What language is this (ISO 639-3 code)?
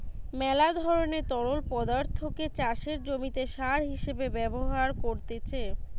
ben